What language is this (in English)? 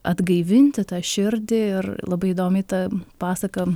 Lithuanian